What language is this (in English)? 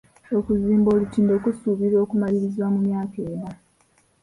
Ganda